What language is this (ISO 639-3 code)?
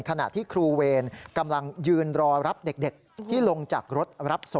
tha